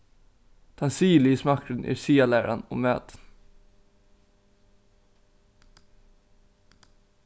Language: Faroese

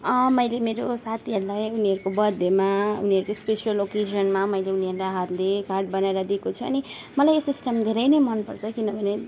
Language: Nepali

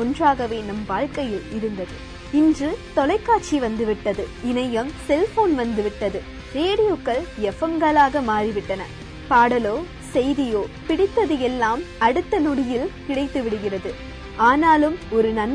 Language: Tamil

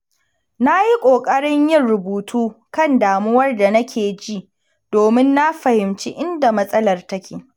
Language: Hausa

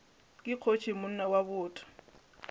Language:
Northern Sotho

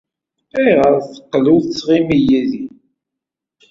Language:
Kabyle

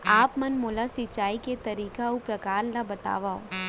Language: Chhattisgarhi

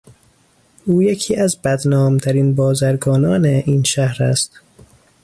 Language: Persian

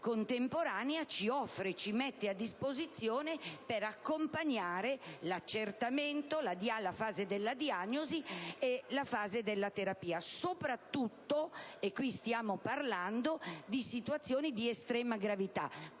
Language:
Italian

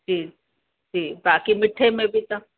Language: Sindhi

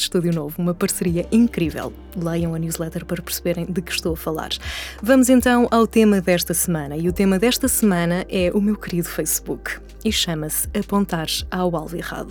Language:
Portuguese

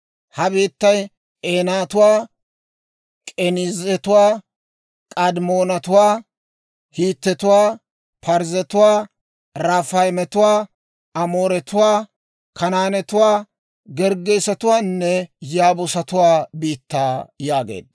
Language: Dawro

